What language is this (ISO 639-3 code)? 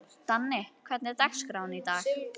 isl